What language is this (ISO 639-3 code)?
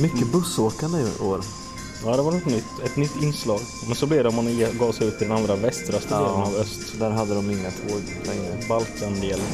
swe